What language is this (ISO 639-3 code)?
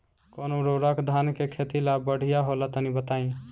bho